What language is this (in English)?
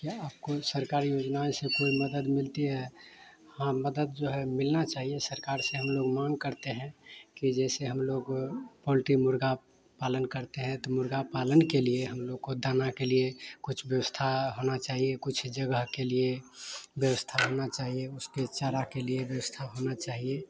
Hindi